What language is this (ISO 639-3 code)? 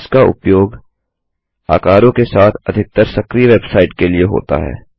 hin